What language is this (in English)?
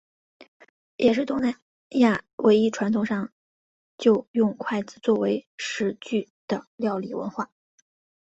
Chinese